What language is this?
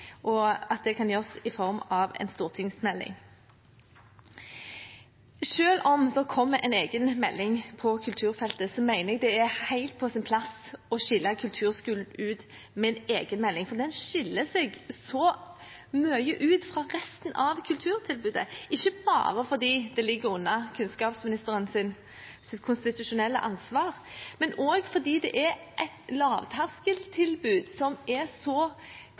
Norwegian Bokmål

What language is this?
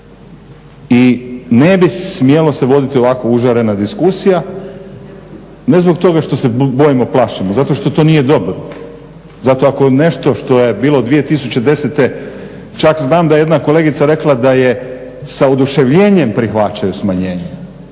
Croatian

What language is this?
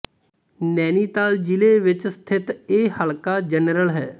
Punjabi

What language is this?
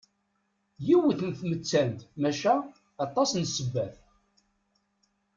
Kabyle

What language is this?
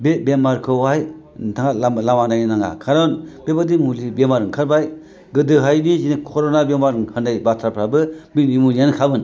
Bodo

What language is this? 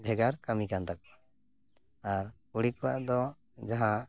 Santali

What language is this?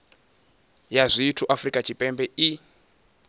Venda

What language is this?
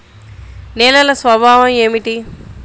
Telugu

